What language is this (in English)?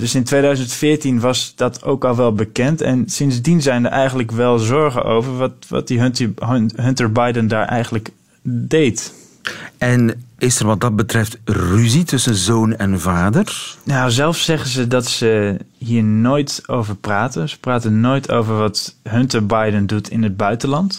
Dutch